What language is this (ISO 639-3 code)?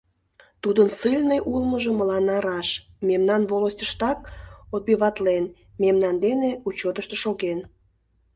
chm